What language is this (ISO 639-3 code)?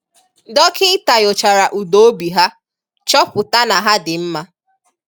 ibo